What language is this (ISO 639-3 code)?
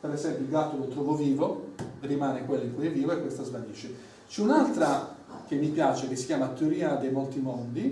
ita